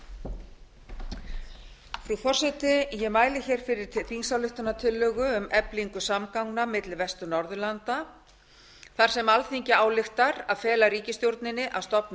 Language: Icelandic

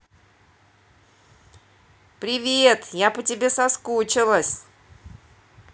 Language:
Russian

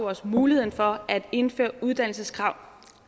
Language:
Danish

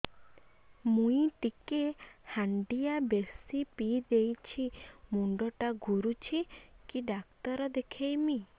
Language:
Odia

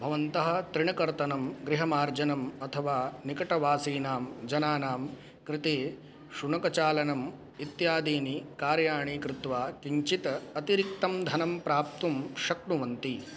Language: Sanskrit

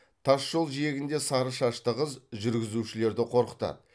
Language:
Kazakh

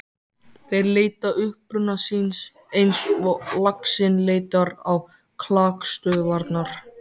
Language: Icelandic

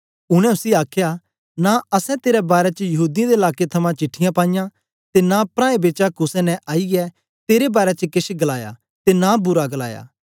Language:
Dogri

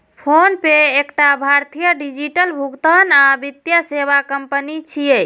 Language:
Maithili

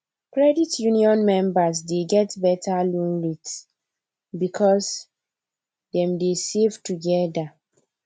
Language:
Nigerian Pidgin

